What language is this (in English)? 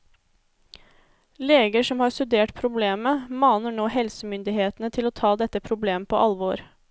Norwegian